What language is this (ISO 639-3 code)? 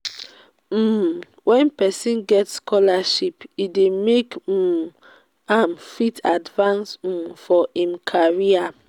pcm